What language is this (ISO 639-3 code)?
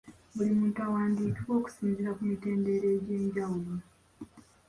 lug